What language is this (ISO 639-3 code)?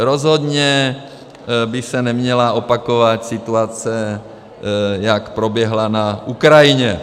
ces